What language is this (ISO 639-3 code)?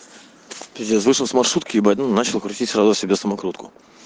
rus